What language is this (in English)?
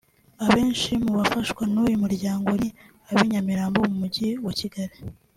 Kinyarwanda